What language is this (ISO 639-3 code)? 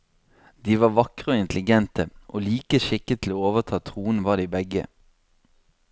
nor